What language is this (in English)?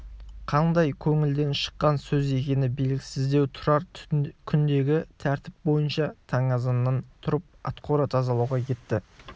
Kazakh